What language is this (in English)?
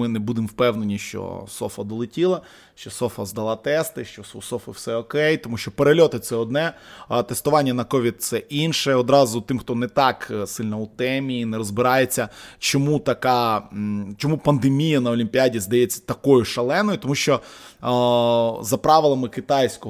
Ukrainian